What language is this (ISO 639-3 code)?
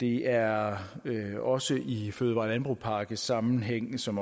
dan